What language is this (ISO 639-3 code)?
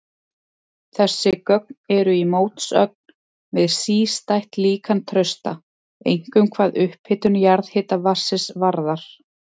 isl